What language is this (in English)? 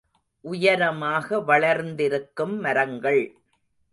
Tamil